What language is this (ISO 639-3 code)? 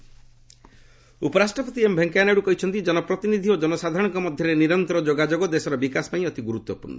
ori